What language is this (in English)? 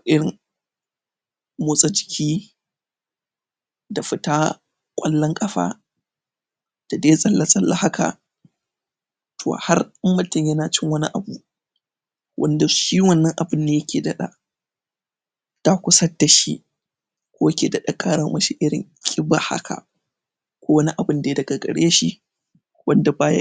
Hausa